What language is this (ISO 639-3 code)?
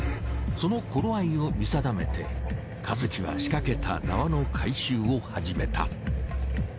jpn